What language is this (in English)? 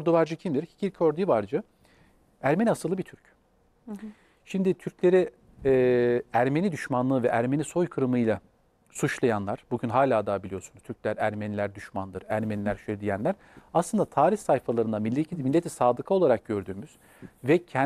Turkish